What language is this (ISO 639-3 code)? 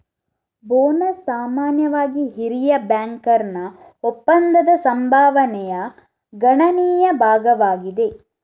kan